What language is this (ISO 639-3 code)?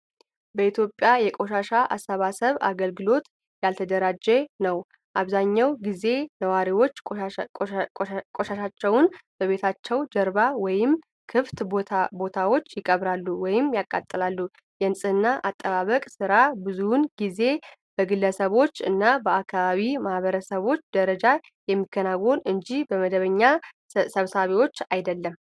amh